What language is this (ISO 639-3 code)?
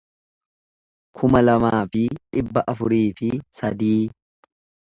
orm